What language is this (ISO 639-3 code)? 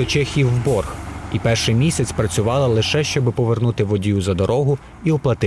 ukr